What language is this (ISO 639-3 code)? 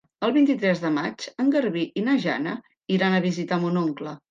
cat